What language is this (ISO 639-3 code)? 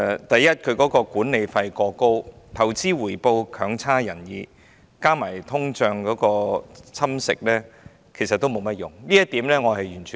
yue